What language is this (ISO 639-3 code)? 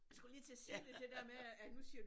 dan